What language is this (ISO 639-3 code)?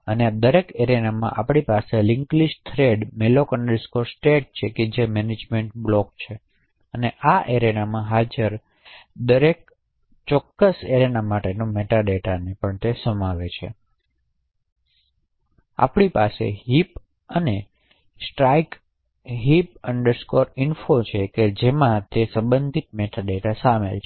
guj